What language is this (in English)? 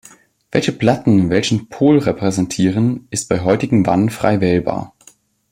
German